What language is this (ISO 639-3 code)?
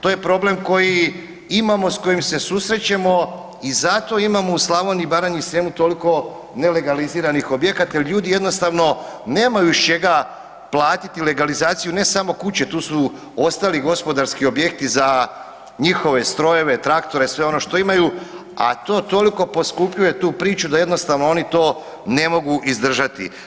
hrv